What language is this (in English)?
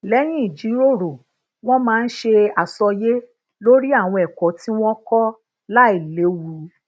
Yoruba